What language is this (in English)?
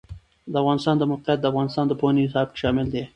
Pashto